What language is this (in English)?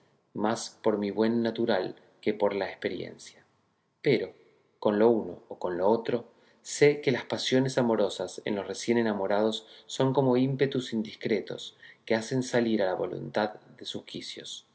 Spanish